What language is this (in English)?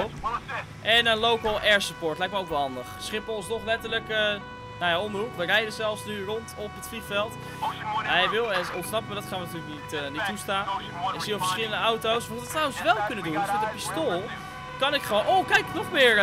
Dutch